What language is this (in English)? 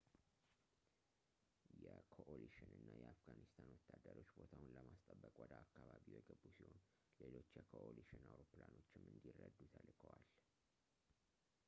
Amharic